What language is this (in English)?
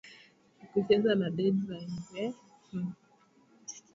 Swahili